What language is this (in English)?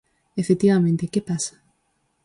Galician